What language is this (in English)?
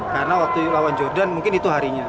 Indonesian